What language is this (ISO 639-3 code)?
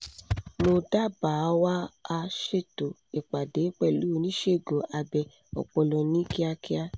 yor